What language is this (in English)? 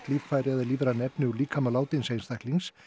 Icelandic